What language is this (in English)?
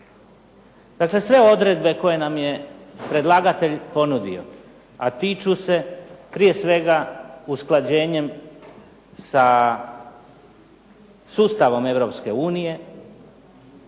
Croatian